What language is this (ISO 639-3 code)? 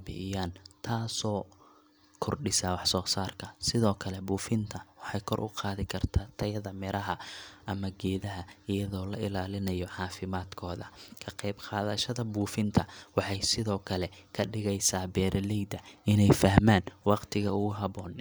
som